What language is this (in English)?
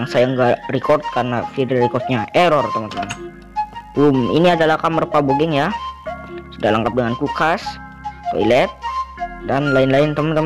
Indonesian